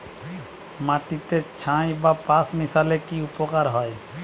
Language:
Bangla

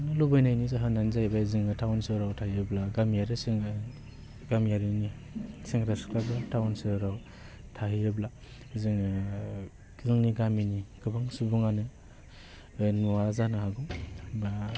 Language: Bodo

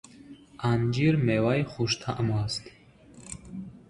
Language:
Tajik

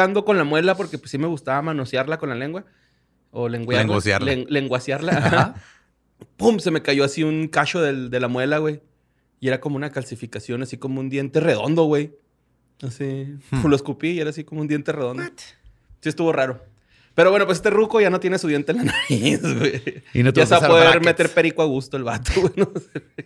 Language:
Spanish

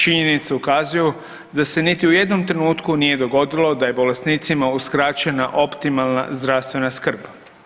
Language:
Croatian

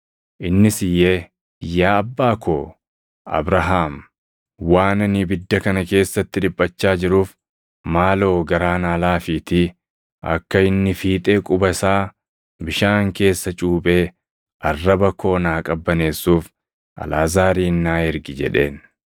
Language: Oromo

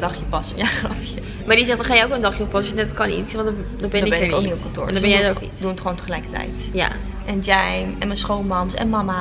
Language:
Dutch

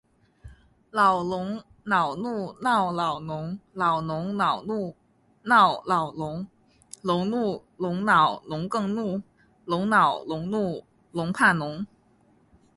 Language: Chinese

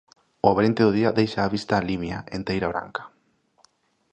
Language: Galician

